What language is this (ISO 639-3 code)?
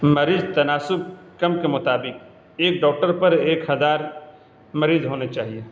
urd